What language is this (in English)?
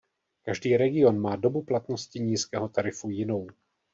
Czech